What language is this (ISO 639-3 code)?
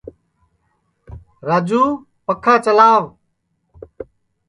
ssi